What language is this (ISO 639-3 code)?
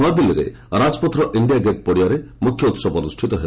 ori